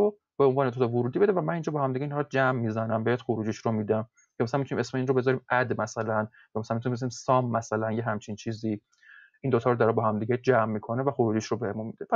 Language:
Persian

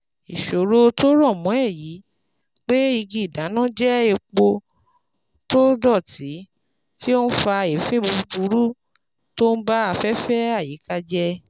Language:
Yoruba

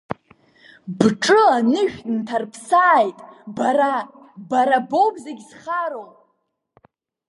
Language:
Abkhazian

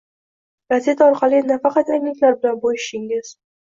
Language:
Uzbek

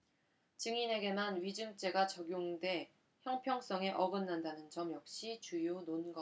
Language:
Korean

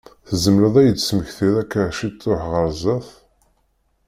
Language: Kabyle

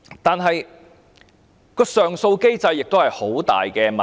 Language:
Cantonese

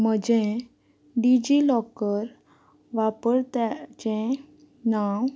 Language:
Konkani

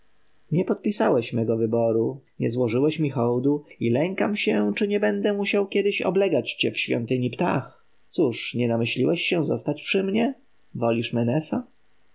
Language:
Polish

